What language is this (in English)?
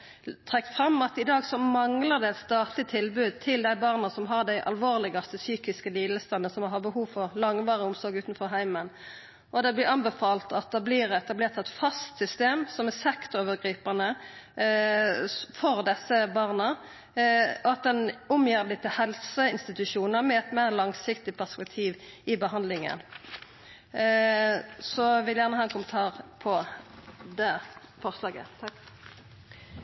Norwegian Nynorsk